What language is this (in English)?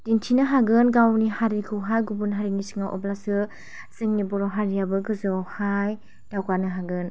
Bodo